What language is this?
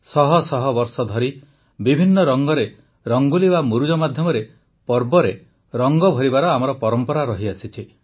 Odia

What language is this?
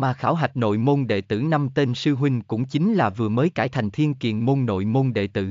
Vietnamese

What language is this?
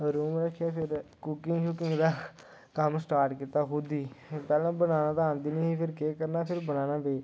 Dogri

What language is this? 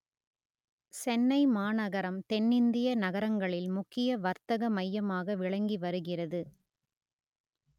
Tamil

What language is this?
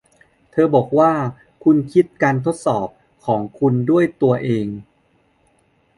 Thai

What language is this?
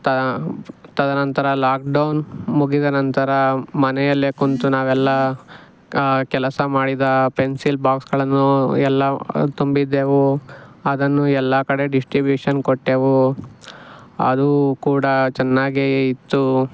Kannada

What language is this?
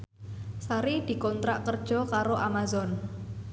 Javanese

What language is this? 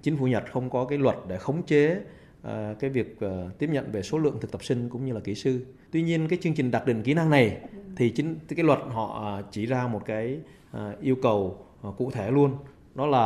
Vietnamese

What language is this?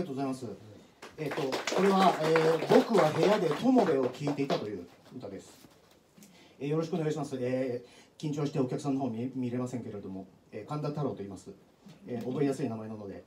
Japanese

